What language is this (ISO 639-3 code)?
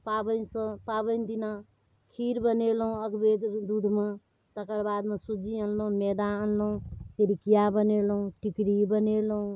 mai